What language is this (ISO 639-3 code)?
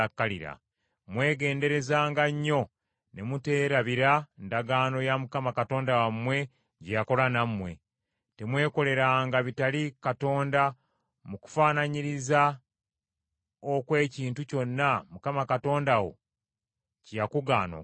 lug